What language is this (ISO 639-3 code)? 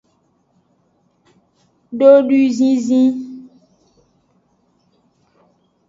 ajg